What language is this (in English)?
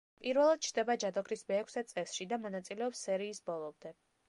Georgian